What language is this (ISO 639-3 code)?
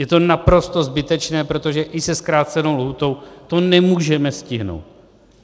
ces